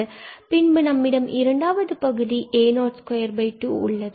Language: Tamil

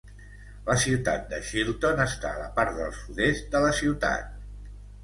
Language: Catalan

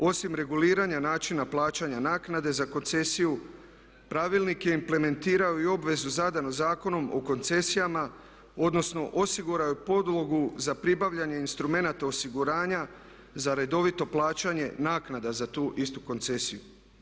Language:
Croatian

